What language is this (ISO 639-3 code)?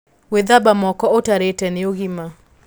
kik